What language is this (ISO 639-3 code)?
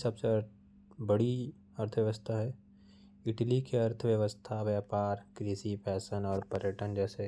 kfp